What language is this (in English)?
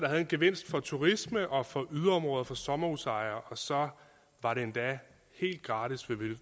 Danish